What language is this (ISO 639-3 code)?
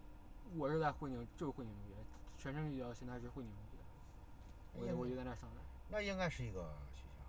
zho